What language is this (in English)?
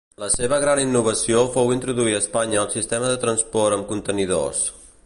Catalan